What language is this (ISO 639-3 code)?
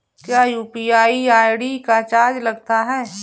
hin